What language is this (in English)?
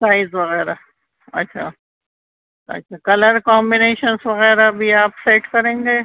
Urdu